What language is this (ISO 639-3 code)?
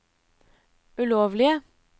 nor